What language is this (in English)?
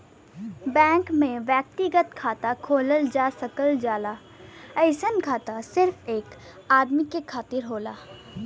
Bhojpuri